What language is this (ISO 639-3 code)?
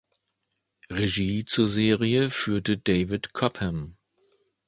deu